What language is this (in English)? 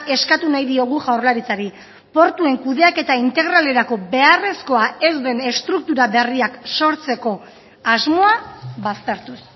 Basque